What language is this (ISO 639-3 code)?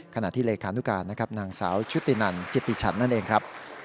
tha